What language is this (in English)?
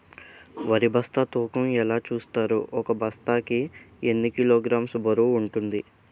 Telugu